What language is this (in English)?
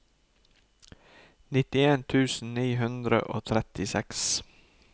Norwegian